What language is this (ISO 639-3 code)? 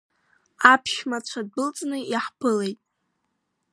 abk